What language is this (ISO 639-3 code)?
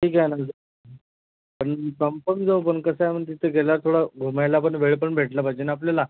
mar